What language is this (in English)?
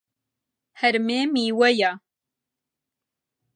Central Kurdish